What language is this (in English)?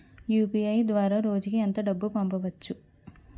Telugu